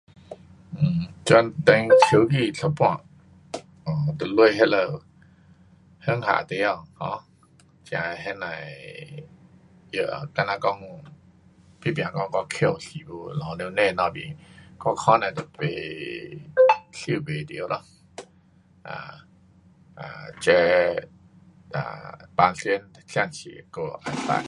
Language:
Pu-Xian Chinese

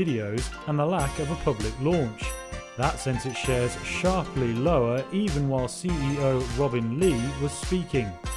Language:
Portuguese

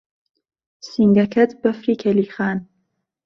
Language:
Central Kurdish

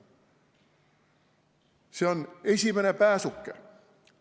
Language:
Estonian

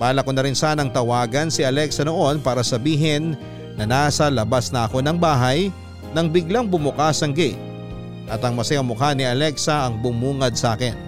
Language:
Filipino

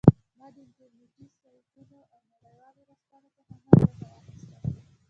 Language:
Pashto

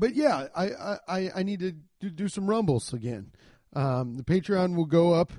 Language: English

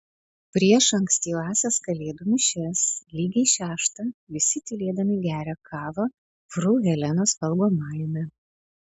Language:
Lithuanian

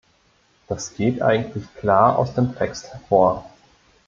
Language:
German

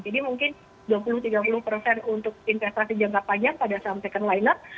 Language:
Indonesian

